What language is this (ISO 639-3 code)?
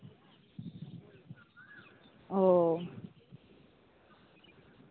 sat